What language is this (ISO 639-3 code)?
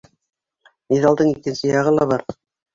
bak